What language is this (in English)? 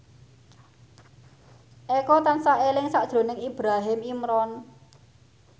Javanese